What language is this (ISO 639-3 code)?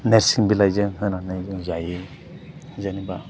brx